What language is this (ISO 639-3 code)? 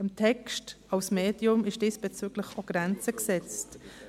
gsw